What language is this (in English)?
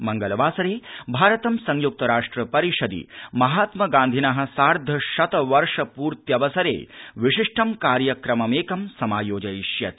Sanskrit